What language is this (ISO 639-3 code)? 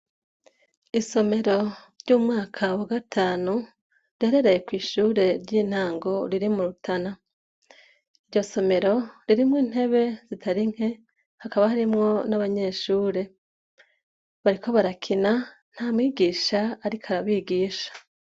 run